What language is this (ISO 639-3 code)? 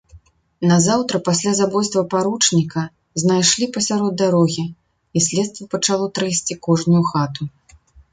bel